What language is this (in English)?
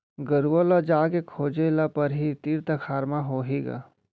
Chhattisgarhi